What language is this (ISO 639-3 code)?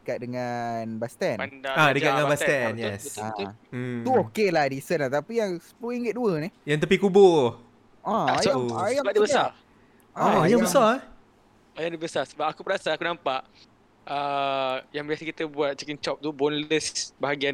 msa